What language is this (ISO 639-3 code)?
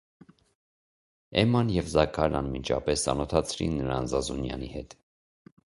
hye